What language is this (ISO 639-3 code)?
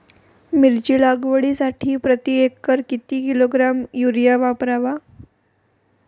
mar